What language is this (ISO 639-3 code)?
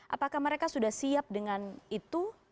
ind